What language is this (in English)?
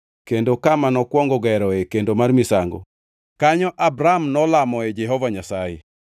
Luo (Kenya and Tanzania)